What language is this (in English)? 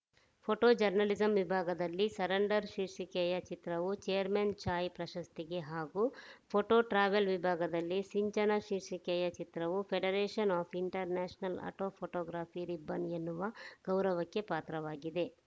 Kannada